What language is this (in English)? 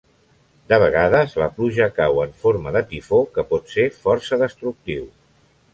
Catalan